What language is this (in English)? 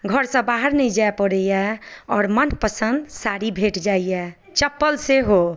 Maithili